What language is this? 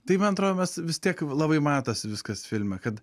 Lithuanian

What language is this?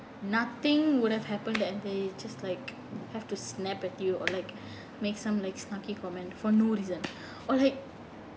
English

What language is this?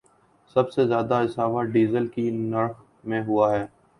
Urdu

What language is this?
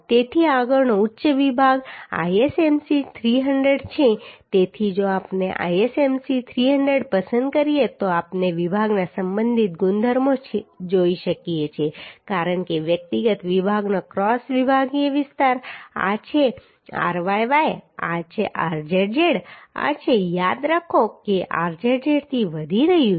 Gujarati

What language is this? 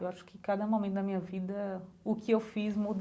Portuguese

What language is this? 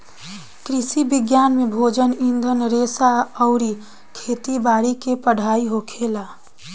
Bhojpuri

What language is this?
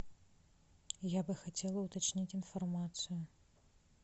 Russian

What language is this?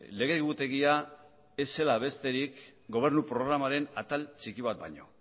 Basque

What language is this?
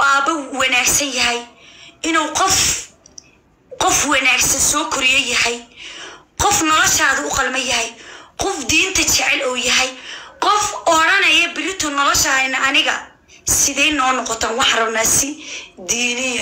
Arabic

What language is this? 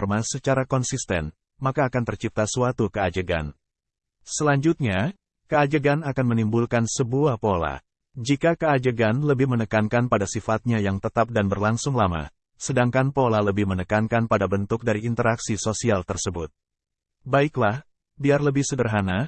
Indonesian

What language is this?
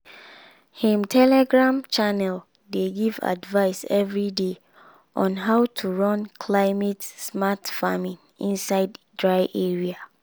Nigerian Pidgin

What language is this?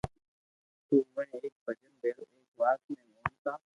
Loarki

